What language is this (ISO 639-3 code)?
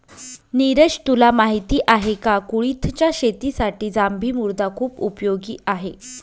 mar